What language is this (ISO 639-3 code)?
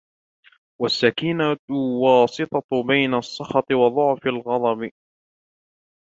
ara